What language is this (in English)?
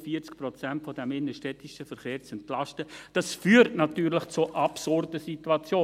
Swiss German